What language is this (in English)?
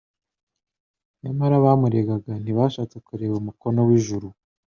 Kinyarwanda